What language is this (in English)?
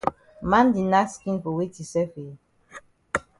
Cameroon Pidgin